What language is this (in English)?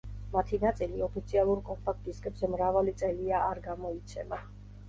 Georgian